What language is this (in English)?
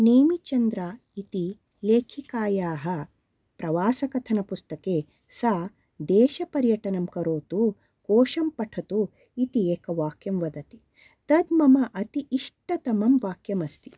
Sanskrit